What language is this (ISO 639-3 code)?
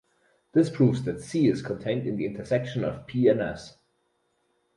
eng